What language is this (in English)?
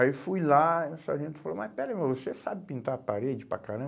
Portuguese